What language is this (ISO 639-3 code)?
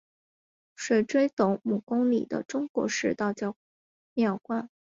zho